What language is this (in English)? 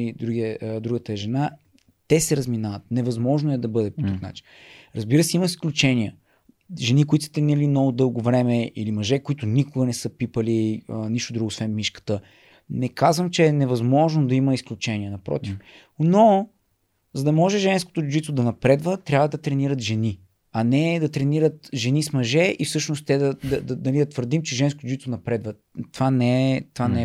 Bulgarian